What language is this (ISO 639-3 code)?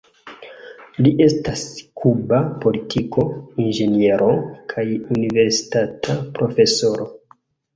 epo